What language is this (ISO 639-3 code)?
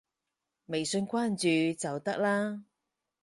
yue